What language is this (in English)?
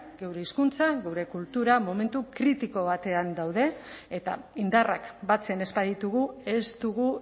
Basque